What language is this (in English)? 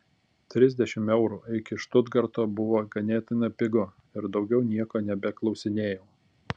Lithuanian